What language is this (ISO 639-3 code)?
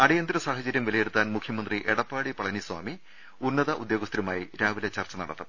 mal